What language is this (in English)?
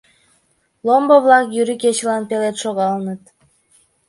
Mari